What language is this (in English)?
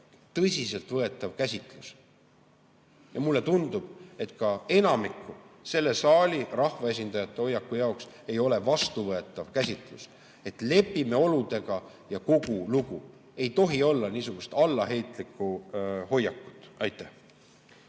Estonian